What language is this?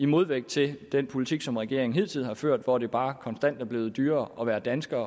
Danish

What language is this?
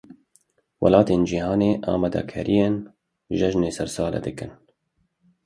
Kurdish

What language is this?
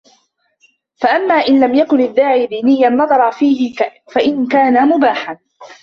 Arabic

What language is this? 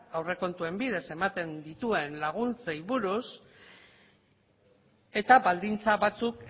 Basque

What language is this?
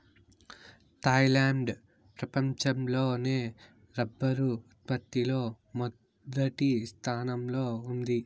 Telugu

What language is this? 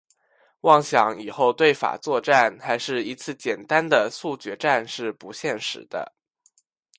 Chinese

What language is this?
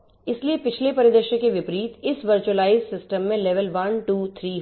Hindi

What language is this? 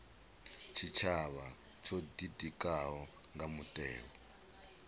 Venda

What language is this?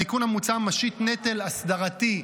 Hebrew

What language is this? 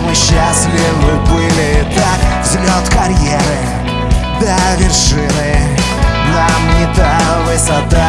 Russian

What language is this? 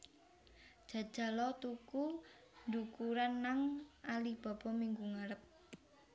Javanese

